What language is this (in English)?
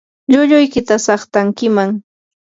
Yanahuanca Pasco Quechua